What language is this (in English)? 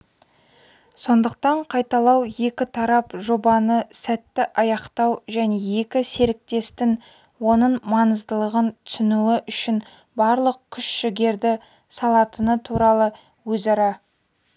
Kazakh